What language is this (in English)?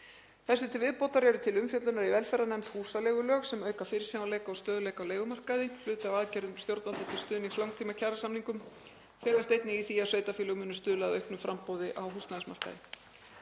Icelandic